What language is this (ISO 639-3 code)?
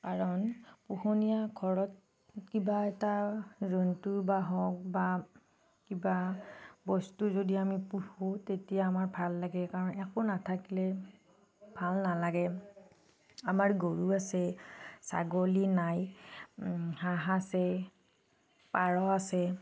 asm